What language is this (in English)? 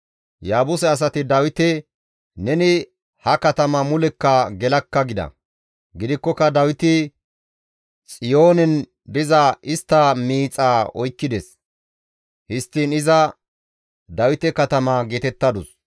Gamo